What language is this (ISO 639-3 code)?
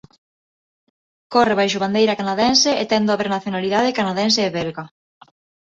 glg